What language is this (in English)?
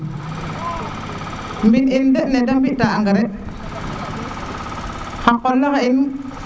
Serer